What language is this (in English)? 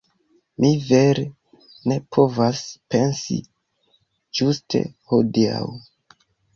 Esperanto